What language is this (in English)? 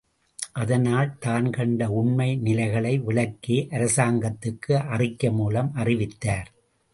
Tamil